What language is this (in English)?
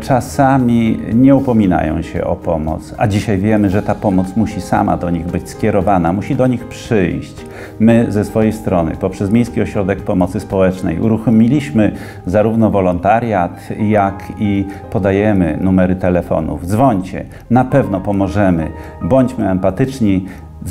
Polish